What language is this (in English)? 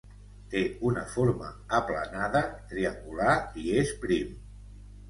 Catalan